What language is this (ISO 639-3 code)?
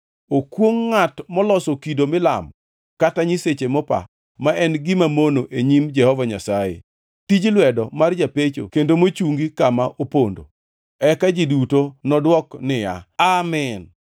luo